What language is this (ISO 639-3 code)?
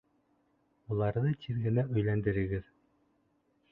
bak